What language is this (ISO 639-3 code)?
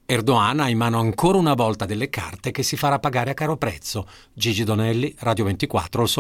ita